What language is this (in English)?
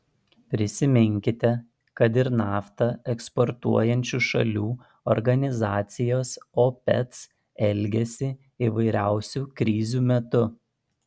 Lithuanian